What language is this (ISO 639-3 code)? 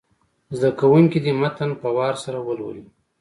pus